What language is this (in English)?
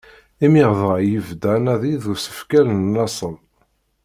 Kabyle